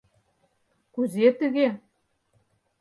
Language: Mari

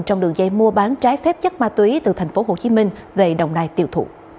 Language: Vietnamese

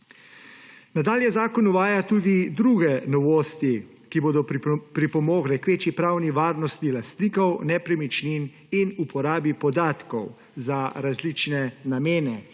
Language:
Slovenian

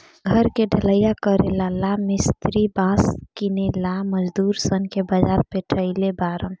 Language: Bhojpuri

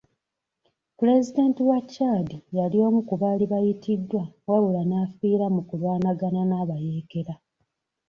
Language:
Ganda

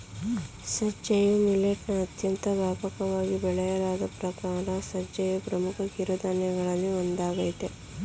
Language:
Kannada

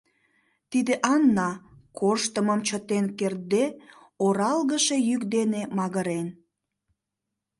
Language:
Mari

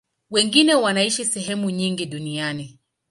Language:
Swahili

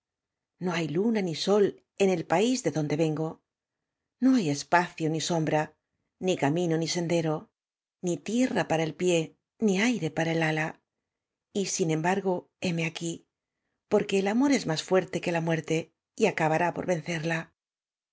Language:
Spanish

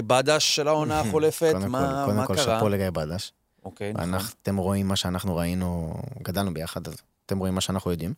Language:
Hebrew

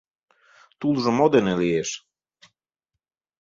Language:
Mari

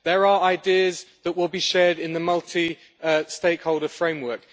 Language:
English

